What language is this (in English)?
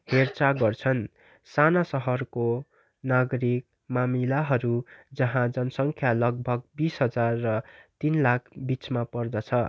Nepali